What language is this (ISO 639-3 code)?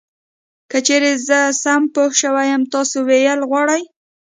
pus